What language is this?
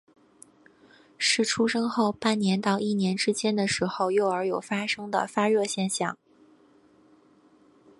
Chinese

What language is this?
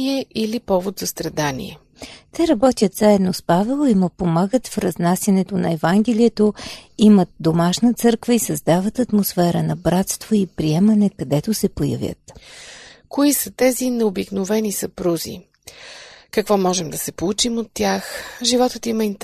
Bulgarian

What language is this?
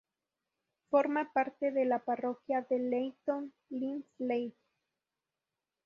Spanish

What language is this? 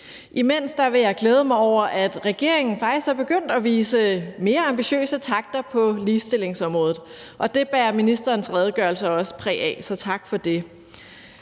Danish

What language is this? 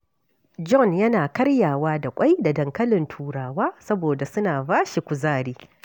Hausa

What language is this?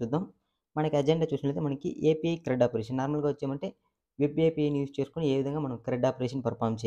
Telugu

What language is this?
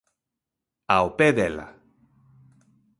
Galician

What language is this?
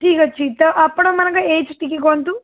Odia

